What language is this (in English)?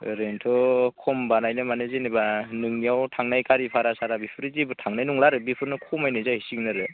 Bodo